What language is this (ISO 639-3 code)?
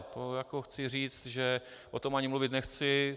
ces